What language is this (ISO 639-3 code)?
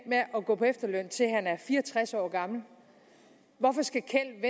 dan